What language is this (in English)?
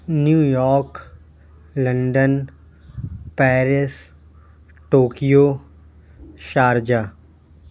Urdu